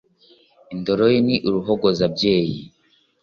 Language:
Kinyarwanda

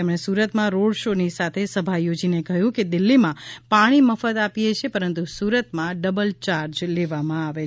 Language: Gujarati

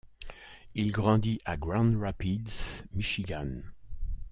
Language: French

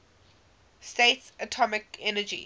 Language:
English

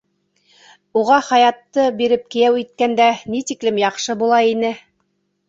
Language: Bashkir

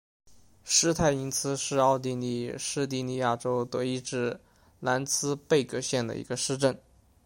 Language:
Chinese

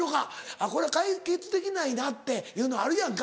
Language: Japanese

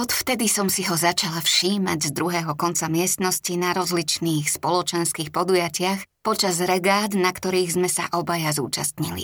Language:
Slovak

